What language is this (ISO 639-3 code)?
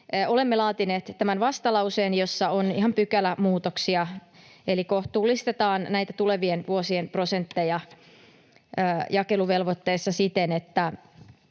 fin